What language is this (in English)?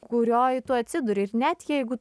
Lithuanian